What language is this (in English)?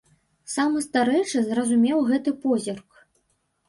Belarusian